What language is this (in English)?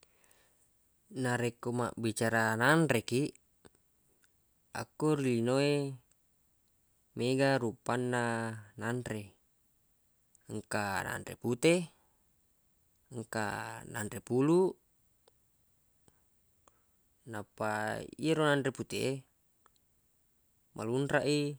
Buginese